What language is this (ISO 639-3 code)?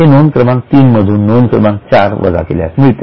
mar